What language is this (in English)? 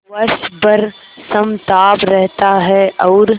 Hindi